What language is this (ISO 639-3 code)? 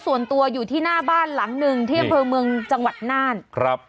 tha